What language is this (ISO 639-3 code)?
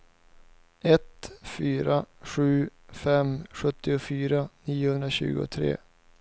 swe